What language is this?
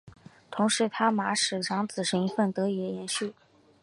Chinese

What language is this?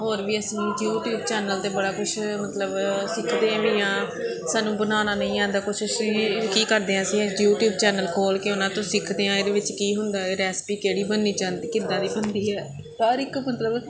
Punjabi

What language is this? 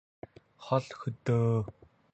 Mongolian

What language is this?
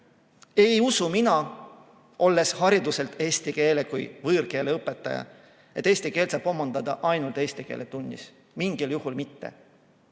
Estonian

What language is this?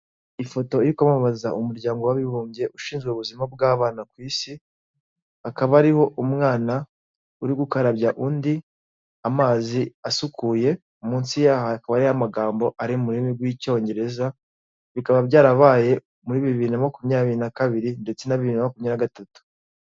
Kinyarwanda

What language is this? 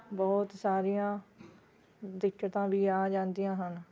Punjabi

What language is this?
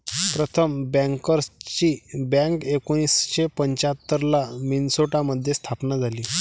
Marathi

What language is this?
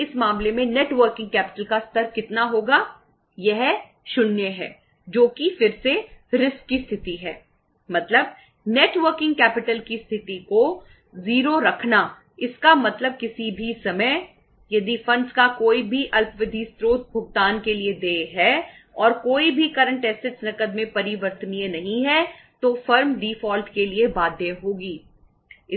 Hindi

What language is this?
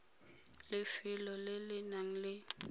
Tswana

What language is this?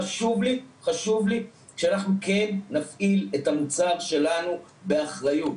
Hebrew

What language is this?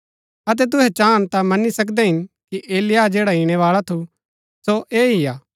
Gaddi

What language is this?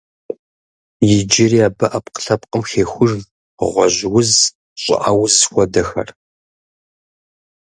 Kabardian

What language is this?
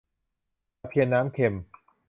Thai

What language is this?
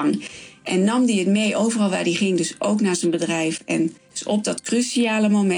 Dutch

